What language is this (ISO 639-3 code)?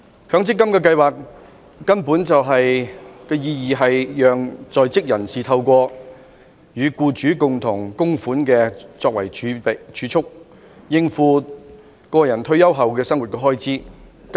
yue